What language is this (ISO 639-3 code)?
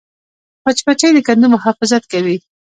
pus